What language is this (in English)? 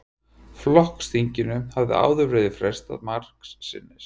Icelandic